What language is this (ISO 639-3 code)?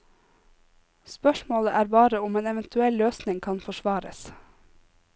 nor